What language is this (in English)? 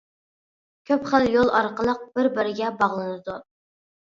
Uyghur